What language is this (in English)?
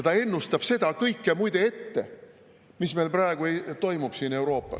Estonian